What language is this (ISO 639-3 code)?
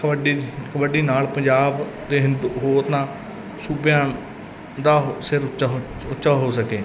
pan